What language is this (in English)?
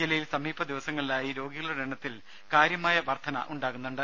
Malayalam